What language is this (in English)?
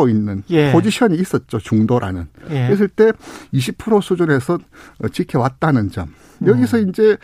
Korean